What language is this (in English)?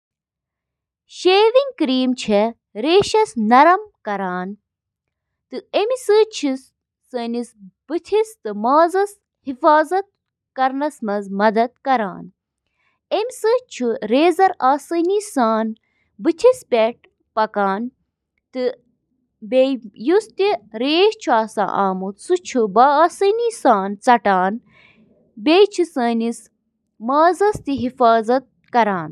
Kashmiri